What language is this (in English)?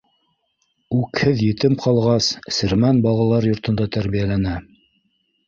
Bashkir